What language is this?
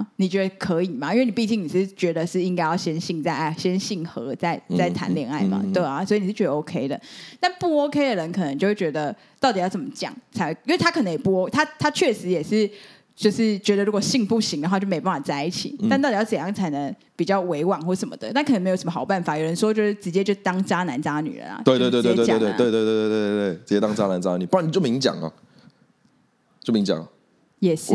Chinese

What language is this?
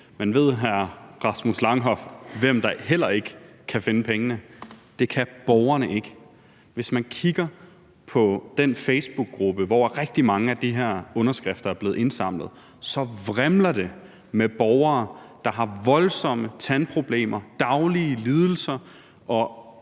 Danish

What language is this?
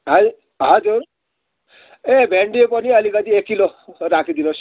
Nepali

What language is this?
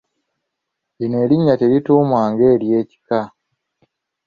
Ganda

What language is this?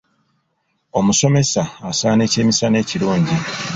Ganda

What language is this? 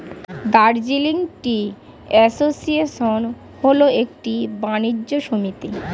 Bangla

